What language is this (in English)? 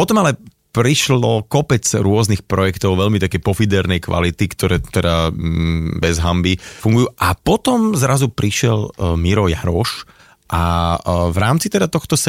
Slovak